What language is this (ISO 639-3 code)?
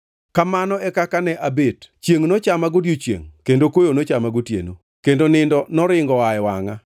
luo